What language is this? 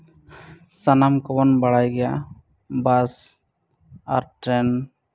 Santali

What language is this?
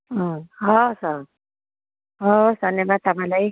Nepali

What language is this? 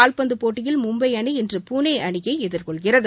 Tamil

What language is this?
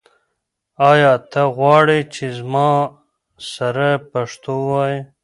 Pashto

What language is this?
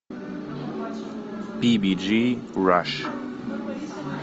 Russian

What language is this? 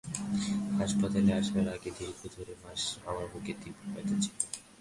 Bangla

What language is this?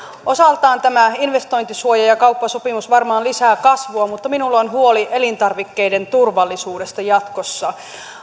Finnish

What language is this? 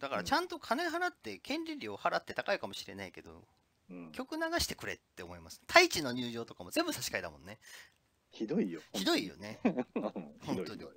Japanese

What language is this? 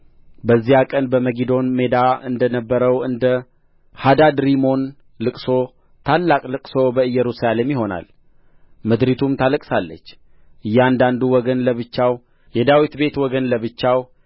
Amharic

